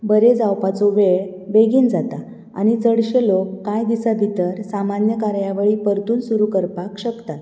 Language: Konkani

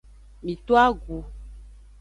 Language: Aja (Benin)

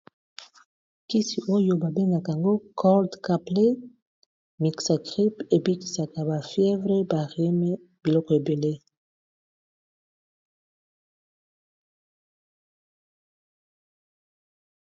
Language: Lingala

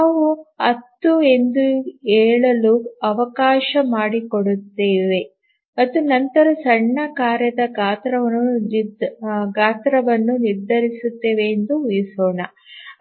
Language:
Kannada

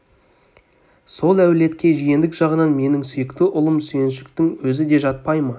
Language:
Kazakh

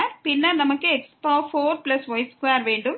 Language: Tamil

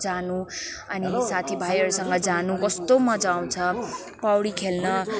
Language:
Nepali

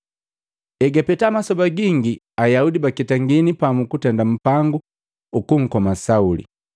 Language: Matengo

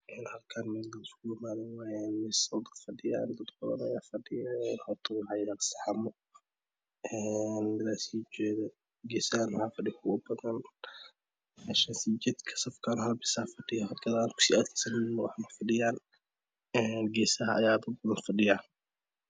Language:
Somali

